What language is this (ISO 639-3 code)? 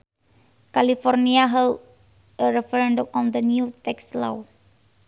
sun